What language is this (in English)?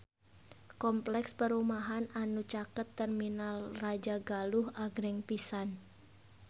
Sundanese